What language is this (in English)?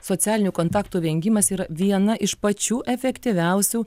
Lithuanian